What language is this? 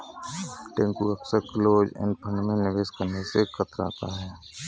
Hindi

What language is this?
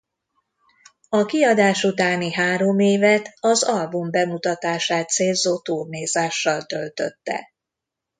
Hungarian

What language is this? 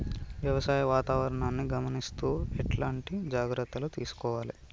Telugu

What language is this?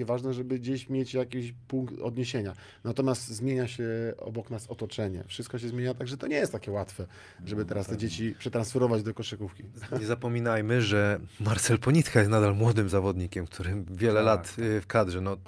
Polish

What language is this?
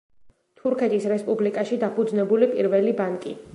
Georgian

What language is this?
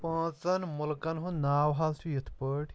Kashmiri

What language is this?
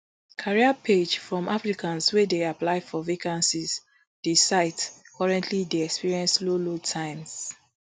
Nigerian Pidgin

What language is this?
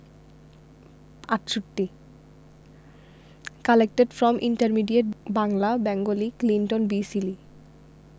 Bangla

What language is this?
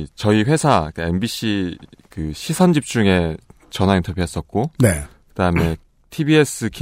Korean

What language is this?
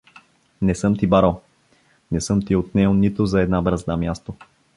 Bulgarian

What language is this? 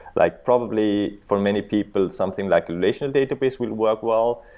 English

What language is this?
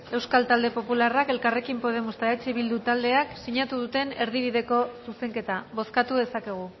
Basque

